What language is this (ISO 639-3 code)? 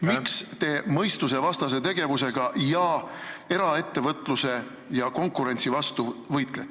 est